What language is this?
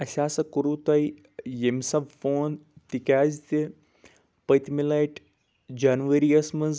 Kashmiri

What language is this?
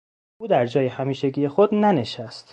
Persian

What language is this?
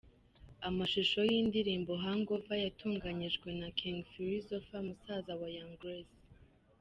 Kinyarwanda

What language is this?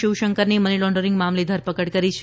Gujarati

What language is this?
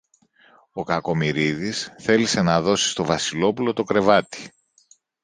Greek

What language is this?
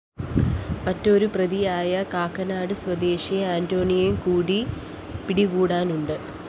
Malayalam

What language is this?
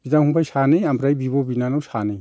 Bodo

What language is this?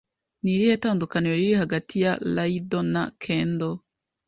Kinyarwanda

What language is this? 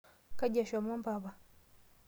Masai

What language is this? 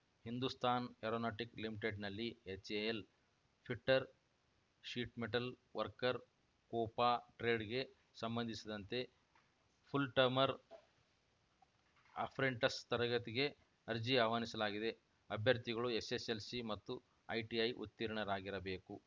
Kannada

